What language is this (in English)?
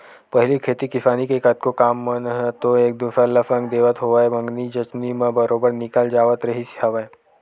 Chhattisgarhi